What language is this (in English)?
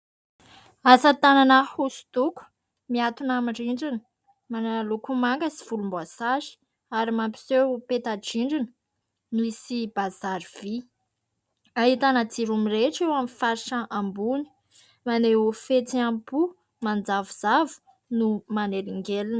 Malagasy